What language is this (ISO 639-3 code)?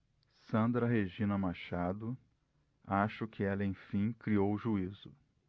por